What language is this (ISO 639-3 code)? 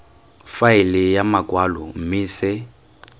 tsn